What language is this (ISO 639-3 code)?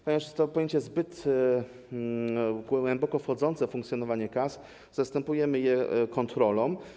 pol